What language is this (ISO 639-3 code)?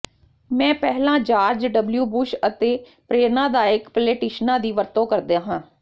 pan